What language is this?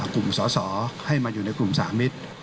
Thai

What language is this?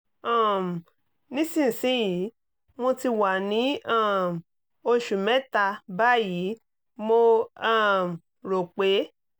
Yoruba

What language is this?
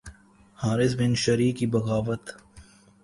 Urdu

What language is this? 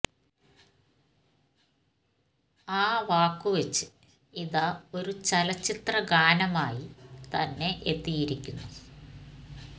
Malayalam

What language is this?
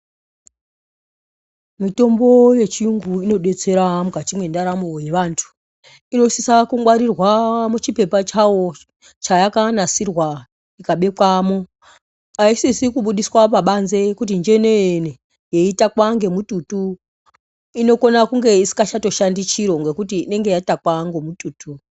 Ndau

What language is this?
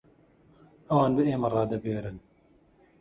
Central Kurdish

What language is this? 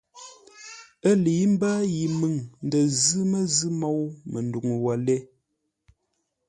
Ngombale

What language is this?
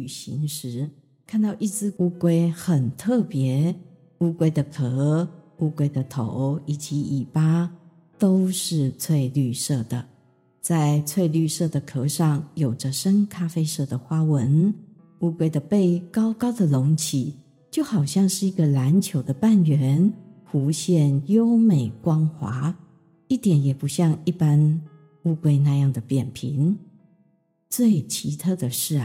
Chinese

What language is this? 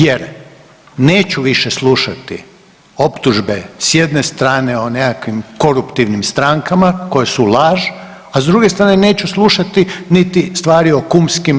Croatian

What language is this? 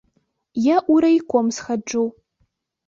Belarusian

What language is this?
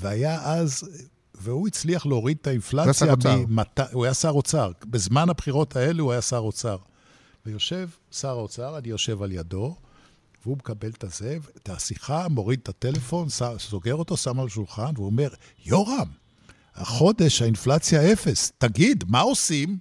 Hebrew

